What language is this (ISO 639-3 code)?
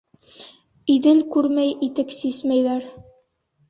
bak